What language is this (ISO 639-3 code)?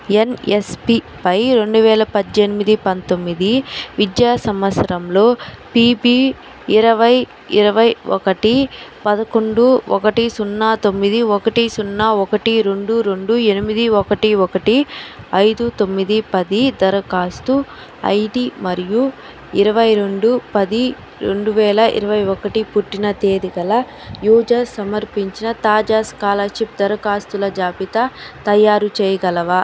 tel